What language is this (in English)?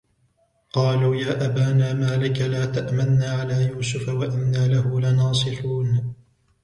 Arabic